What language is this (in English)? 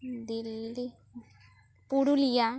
Santali